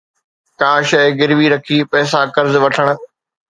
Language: Sindhi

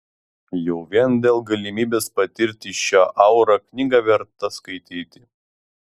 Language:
Lithuanian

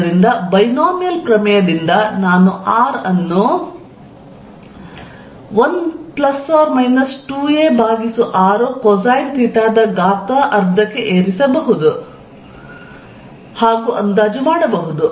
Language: Kannada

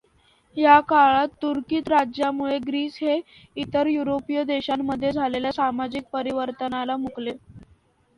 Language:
Marathi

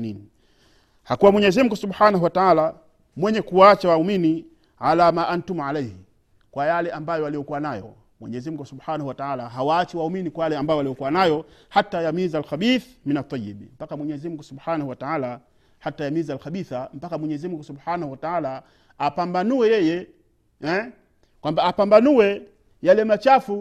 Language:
Swahili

